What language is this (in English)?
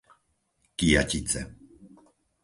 Slovak